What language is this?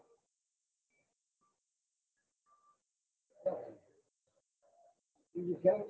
Gujarati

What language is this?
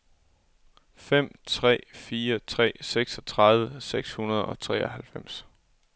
Danish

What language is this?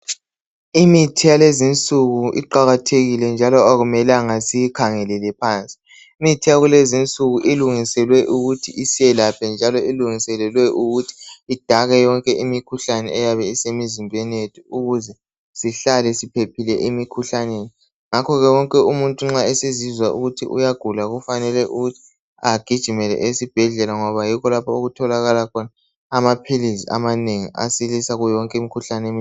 North Ndebele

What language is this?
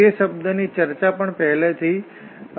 Gujarati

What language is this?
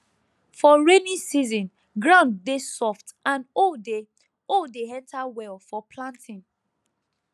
Nigerian Pidgin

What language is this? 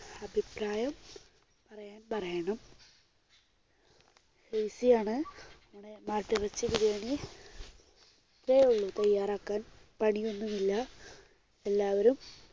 Malayalam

